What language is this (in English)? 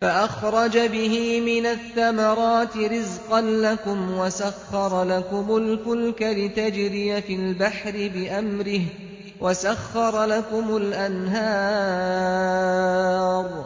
Arabic